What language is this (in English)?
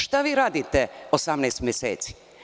Serbian